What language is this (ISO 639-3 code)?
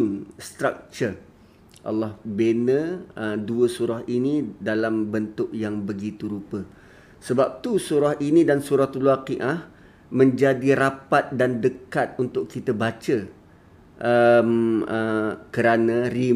msa